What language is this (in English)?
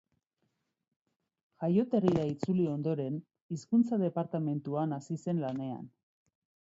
Basque